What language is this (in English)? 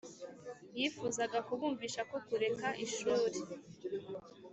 Kinyarwanda